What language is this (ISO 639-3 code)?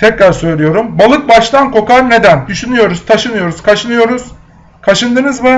tur